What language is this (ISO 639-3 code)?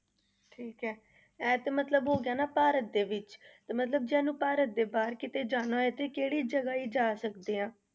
pan